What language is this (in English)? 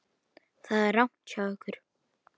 Icelandic